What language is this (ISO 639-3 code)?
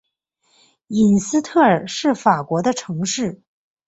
zho